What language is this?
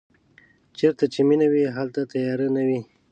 Pashto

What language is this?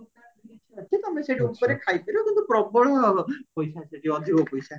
Odia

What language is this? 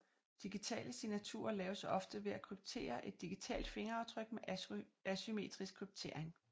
Danish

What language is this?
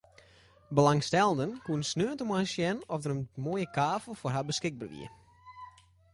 Western Frisian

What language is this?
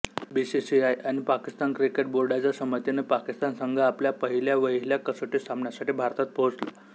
Marathi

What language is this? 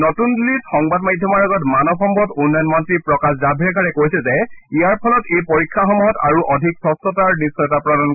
Assamese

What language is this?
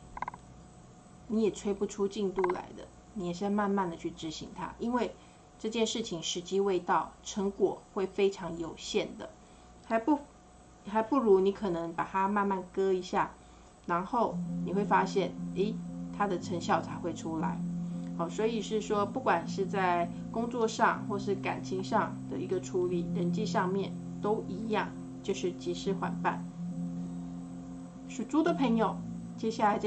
Chinese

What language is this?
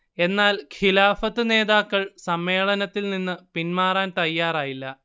Malayalam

